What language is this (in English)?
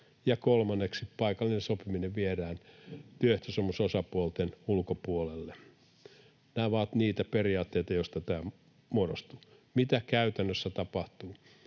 Finnish